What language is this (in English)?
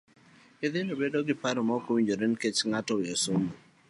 Luo (Kenya and Tanzania)